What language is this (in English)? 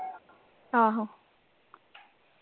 Punjabi